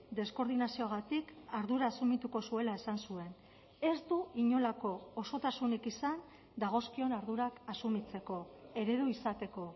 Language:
Basque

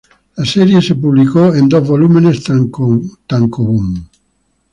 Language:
Spanish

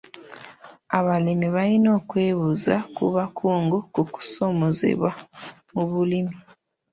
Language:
Ganda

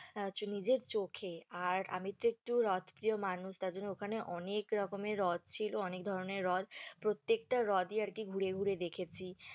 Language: Bangla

